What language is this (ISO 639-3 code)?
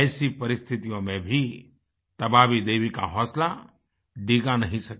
hin